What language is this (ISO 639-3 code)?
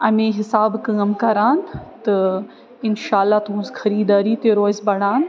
kas